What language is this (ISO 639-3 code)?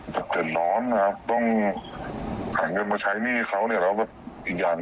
tha